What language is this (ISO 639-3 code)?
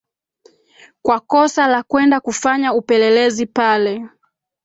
swa